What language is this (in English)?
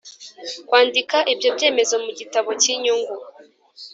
Kinyarwanda